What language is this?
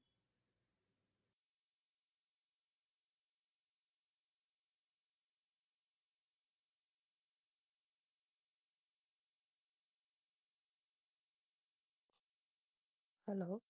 Tamil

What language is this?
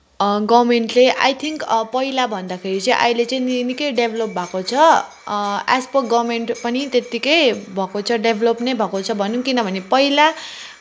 Nepali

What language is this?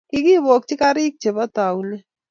Kalenjin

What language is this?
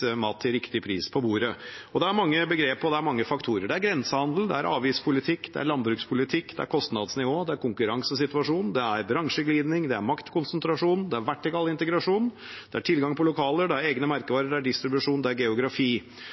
Norwegian Bokmål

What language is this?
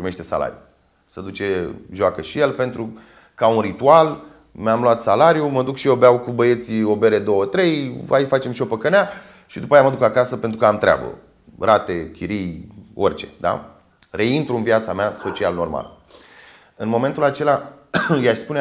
Romanian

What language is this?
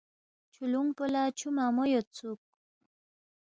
Balti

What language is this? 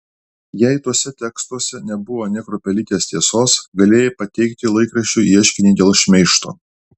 Lithuanian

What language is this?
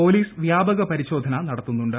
Malayalam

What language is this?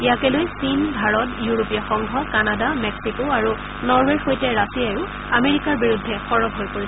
Assamese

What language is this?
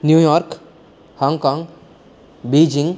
Sanskrit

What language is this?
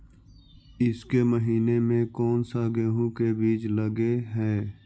Magahi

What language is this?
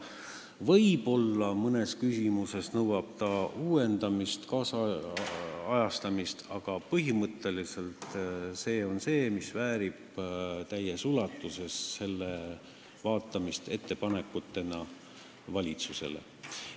Estonian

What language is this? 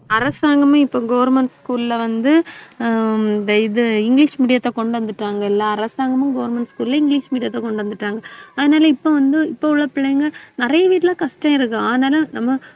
Tamil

